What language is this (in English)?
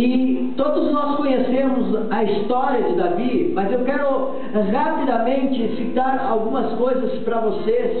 Portuguese